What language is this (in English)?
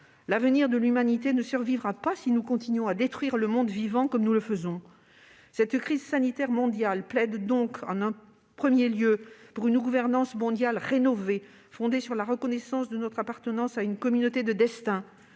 French